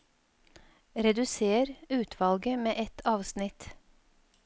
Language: Norwegian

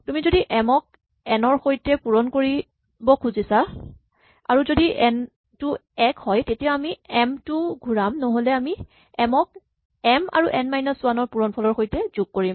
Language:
Assamese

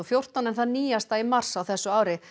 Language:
Icelandic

